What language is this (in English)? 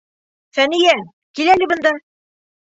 Bashkir